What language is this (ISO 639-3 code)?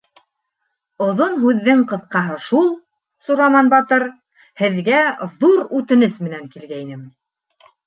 bak